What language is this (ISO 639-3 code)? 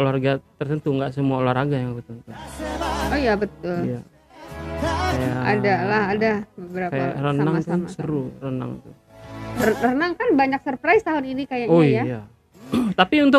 ind